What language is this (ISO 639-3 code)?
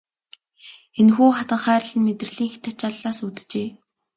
mon